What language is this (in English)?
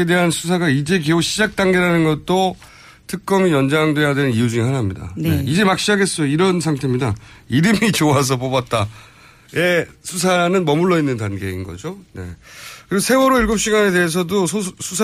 Korean